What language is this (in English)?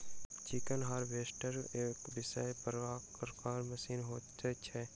Maithili